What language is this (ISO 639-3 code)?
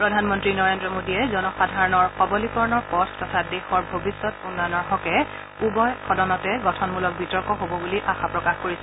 asm